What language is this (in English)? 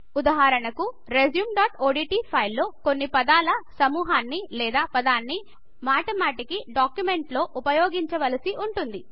Telugu